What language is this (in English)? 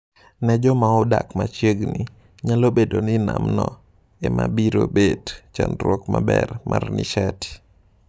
Luo (Kenya and Tanzania)